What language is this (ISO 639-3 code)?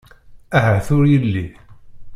kab